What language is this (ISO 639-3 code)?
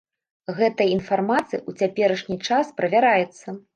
bel